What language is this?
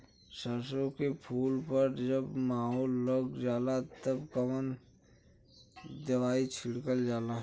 Bhojpuri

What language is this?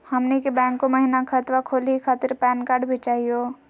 Magahi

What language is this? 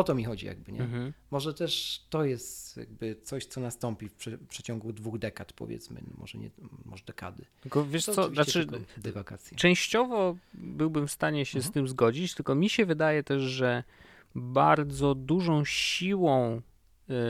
Polish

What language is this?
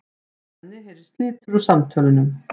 Icelandic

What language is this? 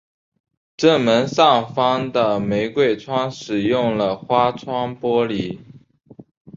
Chinese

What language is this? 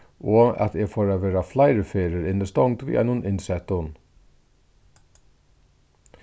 Faroese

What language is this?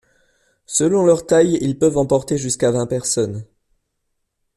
French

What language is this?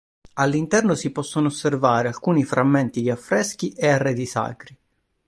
Italian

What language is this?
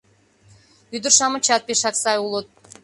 Mari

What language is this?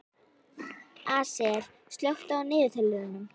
Icelandic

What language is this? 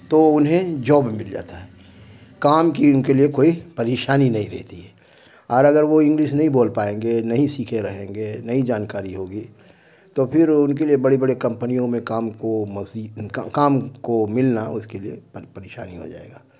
Urdu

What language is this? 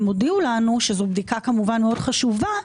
Hebrew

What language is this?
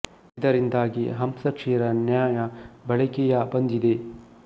Kannada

